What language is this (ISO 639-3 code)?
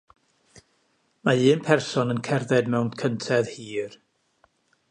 cym